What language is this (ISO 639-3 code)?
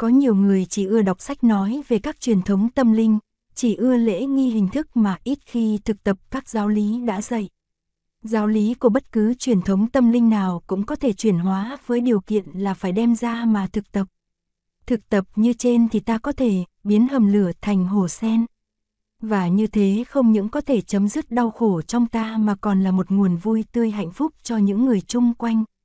vie